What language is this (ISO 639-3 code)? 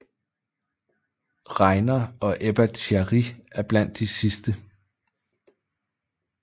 dan